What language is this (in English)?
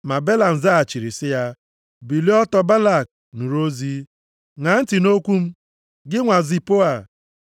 Igbo